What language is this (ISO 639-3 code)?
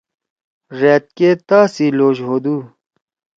trw